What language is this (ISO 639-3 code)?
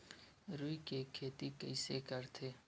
hne